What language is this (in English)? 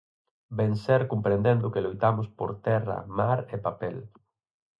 Galician